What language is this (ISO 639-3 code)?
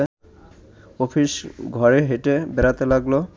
ben